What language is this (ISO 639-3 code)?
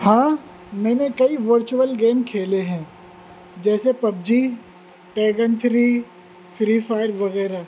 urd